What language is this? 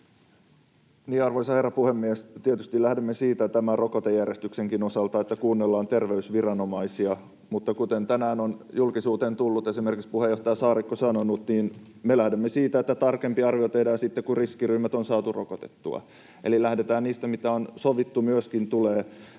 Finnish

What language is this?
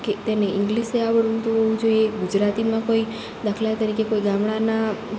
Gujarati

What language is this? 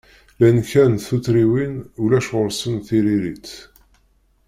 Kabyle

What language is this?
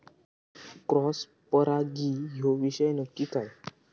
Marathi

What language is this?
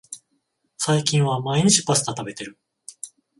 Japanese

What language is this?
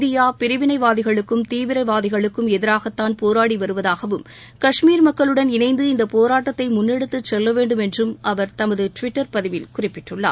Tamil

